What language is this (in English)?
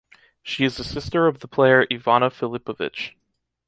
English